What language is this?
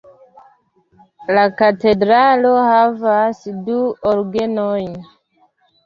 Esperanto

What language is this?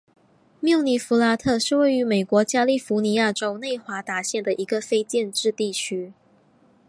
Chinese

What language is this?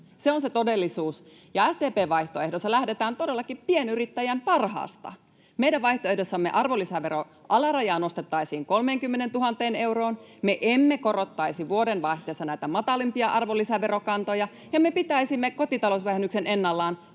Finnish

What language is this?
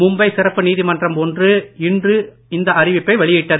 Tamil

